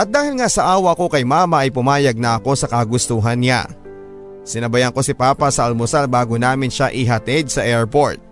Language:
Filipino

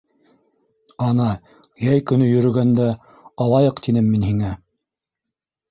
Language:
Bashkir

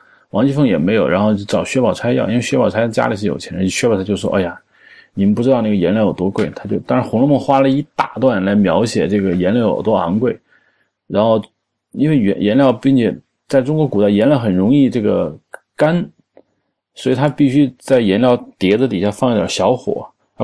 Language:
Chinese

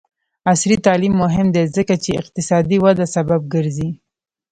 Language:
Pashto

